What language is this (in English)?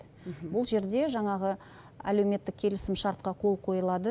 Kazakh